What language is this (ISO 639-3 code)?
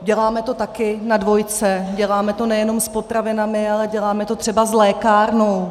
ces